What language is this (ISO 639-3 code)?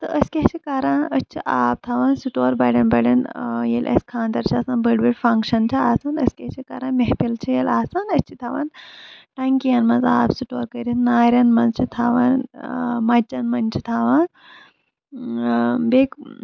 kas